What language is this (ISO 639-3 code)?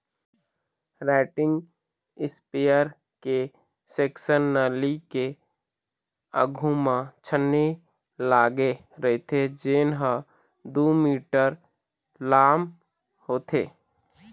hne